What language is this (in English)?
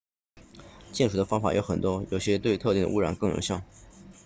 Chinese